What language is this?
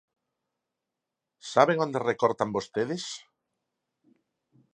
Galician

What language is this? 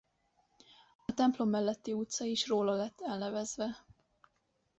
Hungarian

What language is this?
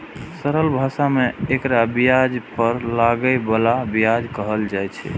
Maithili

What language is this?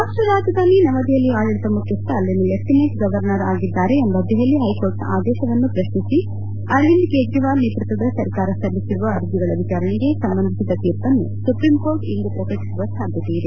Kannada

